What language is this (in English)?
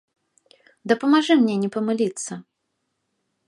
Belarusian